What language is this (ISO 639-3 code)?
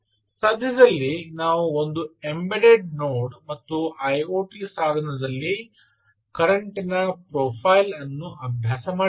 kan